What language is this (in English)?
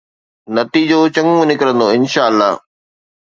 Sindhi